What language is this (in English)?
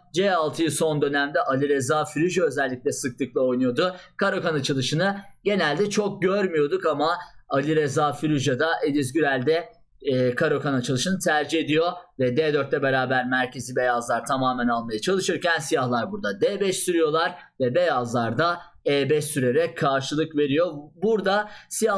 Turkish